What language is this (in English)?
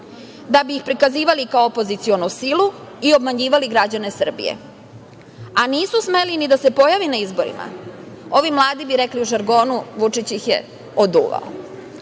Serbian